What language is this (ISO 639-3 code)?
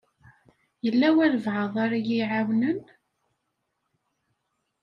kab